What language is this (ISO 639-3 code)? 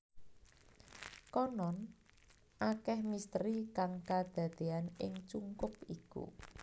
jav